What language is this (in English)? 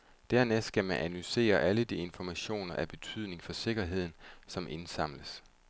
Danish